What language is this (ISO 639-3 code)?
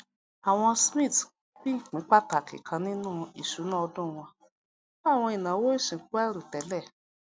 yor